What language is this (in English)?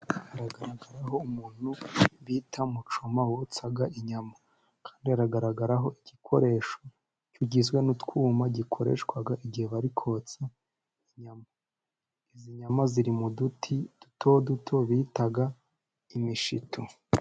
Kinyarwanda